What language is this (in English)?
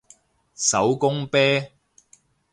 Cantonese